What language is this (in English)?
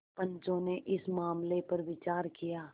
Hindi